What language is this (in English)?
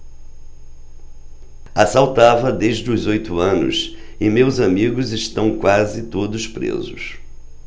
Portuguese